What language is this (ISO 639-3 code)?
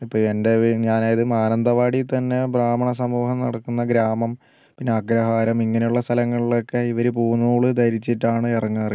mal